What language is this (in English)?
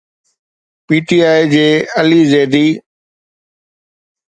Sindhi